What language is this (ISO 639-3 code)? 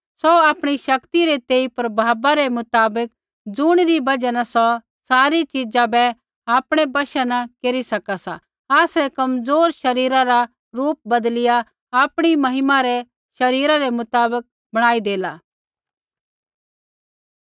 kfx